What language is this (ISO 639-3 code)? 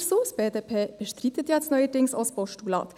gsw